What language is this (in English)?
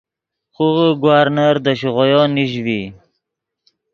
Yidgha